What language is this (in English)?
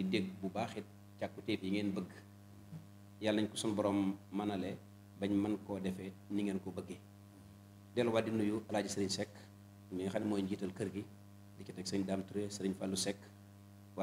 Arabic